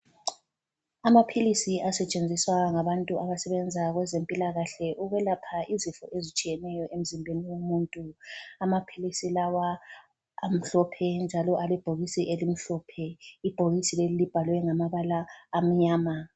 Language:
North Ndebele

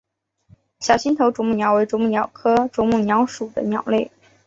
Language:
Chinese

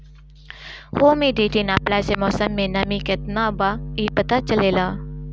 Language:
Bhojpuri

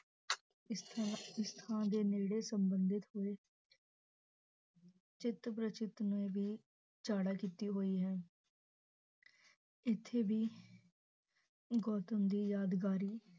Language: Punjabi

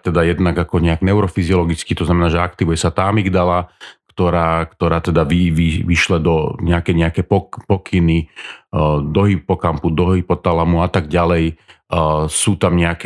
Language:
Slovak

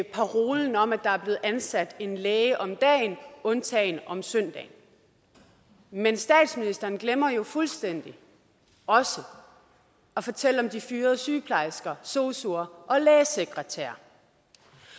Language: Danish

